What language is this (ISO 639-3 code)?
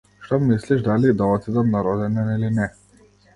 mkd